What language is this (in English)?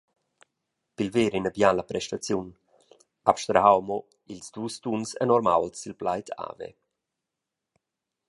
Romansh